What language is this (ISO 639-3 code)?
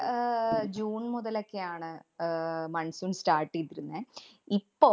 mal